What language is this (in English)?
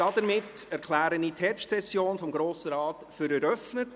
Swiss German